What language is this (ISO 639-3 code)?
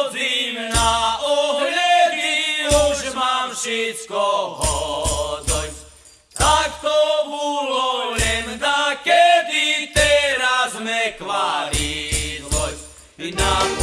slk